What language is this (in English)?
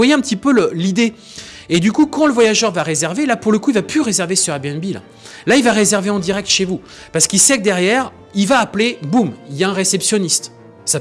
French